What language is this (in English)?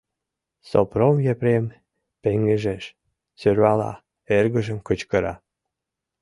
Mari